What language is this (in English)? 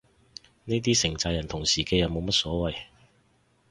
Cantonese